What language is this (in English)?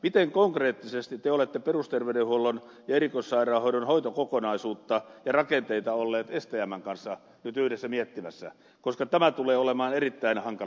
Finnish